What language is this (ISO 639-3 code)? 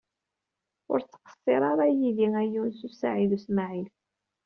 kab